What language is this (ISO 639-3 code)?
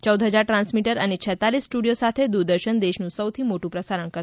guj